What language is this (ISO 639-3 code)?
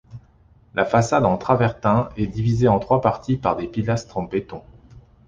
fra